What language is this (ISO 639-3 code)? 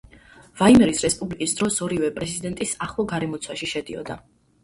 kat